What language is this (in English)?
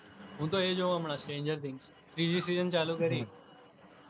Gujarati